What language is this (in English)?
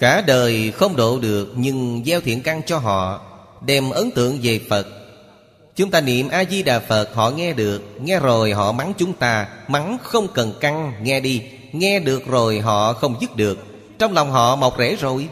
Vietnamese